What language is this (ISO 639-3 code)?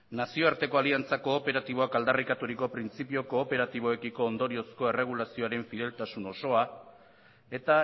eus